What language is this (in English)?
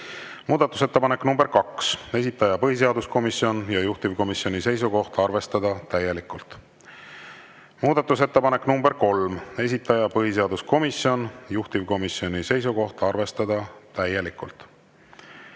Estonian